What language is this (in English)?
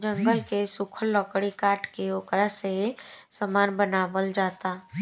Bhojpuri